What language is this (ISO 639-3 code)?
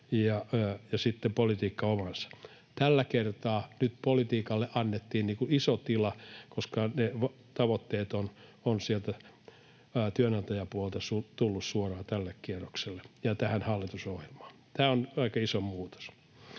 fin